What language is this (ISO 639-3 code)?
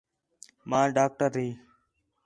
xhe